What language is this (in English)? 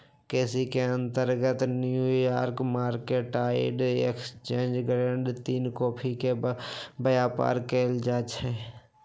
Magahi